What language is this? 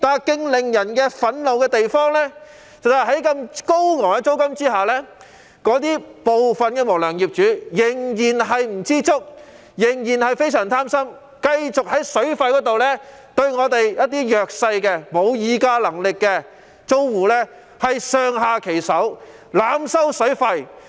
Cantonese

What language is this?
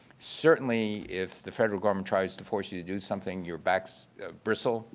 English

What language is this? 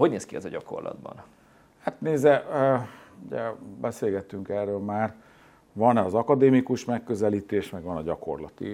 Hungarian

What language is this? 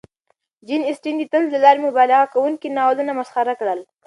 Pashto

